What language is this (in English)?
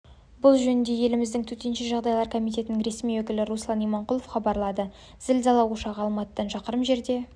Kazakh